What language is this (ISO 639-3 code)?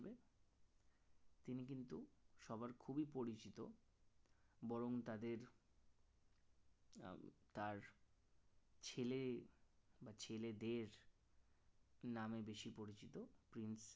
ben